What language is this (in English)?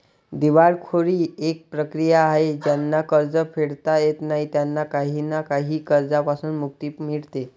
Marathi